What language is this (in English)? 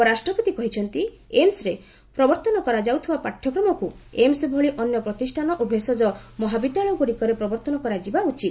Odia